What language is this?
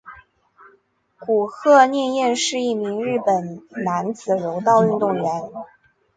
Chinese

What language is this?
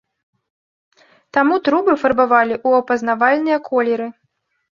Belarusian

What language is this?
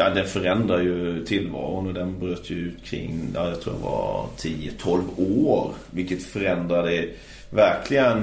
Swedish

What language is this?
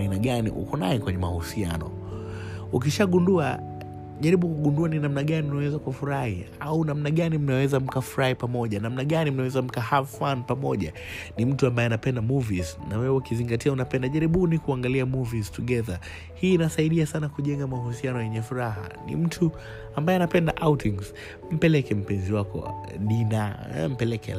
Swahili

